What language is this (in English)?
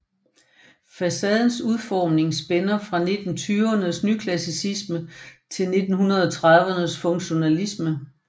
Danish